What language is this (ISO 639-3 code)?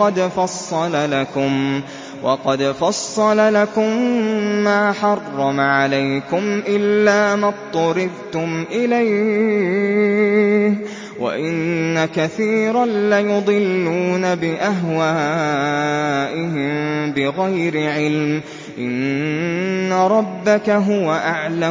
ara